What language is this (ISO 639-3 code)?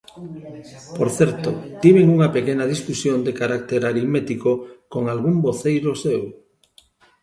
glg